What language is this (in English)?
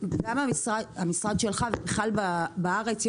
Hebrew